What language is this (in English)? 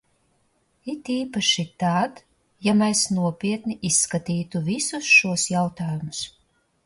Latvian